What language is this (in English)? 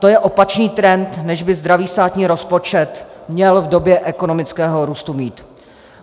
Czech